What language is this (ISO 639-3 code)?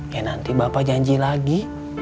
ind